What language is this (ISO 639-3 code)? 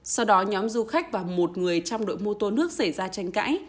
vie